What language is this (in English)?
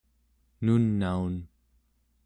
Central Yupik